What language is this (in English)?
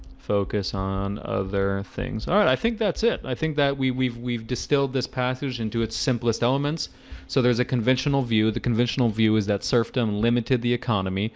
English